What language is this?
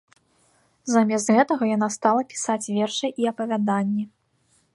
Belarusian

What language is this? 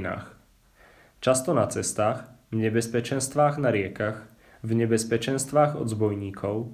Czech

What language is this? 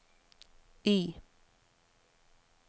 Norwegian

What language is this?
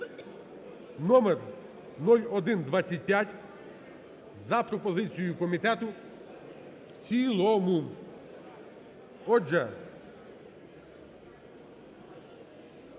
Ukrainian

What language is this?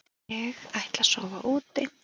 Icelandic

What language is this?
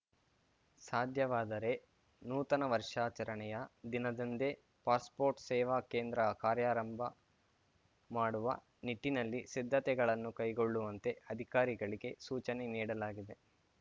Kannada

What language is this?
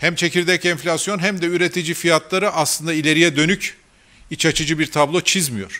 Turkish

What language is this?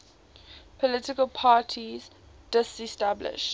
English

